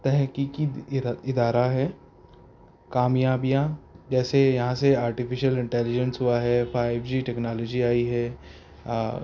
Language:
Urdu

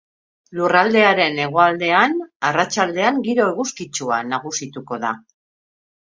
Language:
Basque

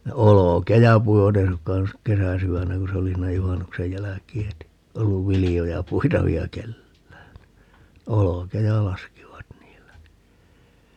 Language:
Finnish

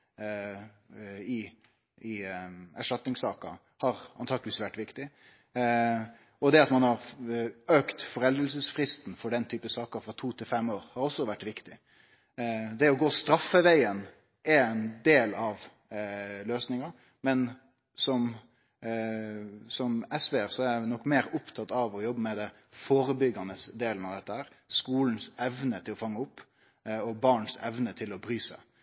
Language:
Norwegian Nynorsk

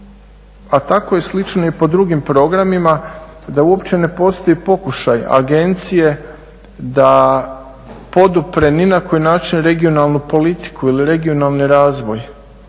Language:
Croatian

